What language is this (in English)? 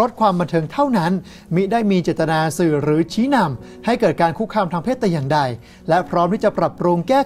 Thai